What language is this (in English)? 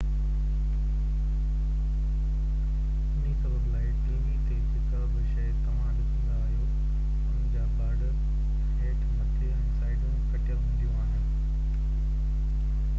Sindhi